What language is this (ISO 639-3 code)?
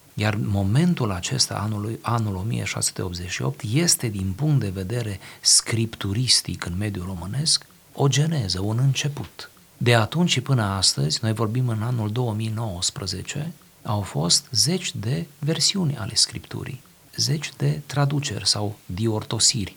ron